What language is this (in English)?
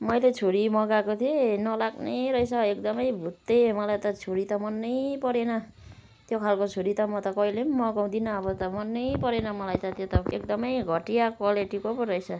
Nepali